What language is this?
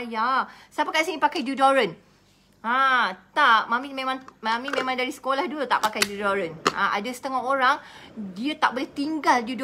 Malay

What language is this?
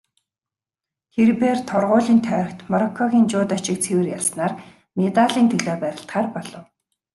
Mongolian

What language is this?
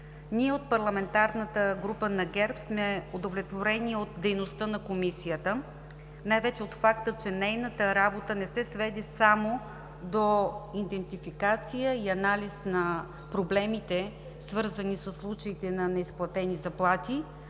Bulgarian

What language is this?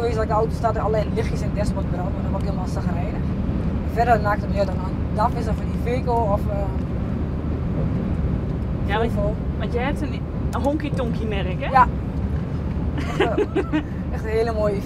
Dutch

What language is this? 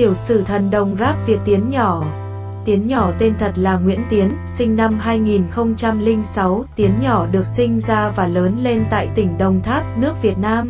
Vietnamese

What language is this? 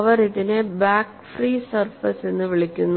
Malayalam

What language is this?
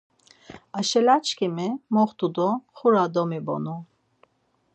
Laz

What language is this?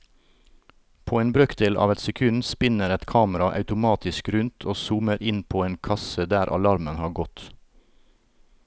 Norwegian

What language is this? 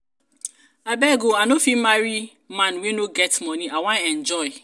Nigerian Pidgin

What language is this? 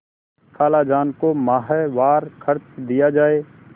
Hindi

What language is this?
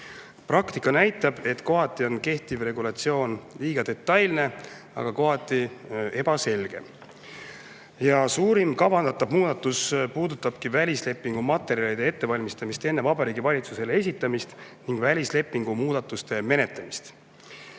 Estonian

